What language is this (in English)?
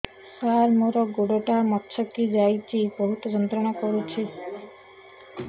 Odia